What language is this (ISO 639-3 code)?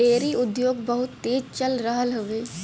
bho